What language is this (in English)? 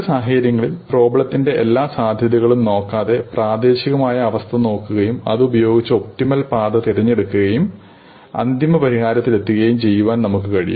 Malayalam